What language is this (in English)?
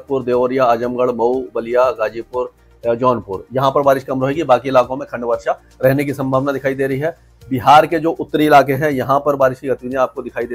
Hindi